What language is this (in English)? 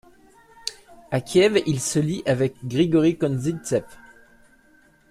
French